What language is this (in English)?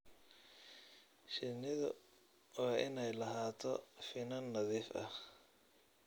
Somali